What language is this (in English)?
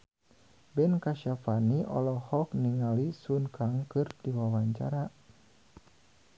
Sundanese